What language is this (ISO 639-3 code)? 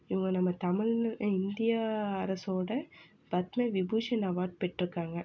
tam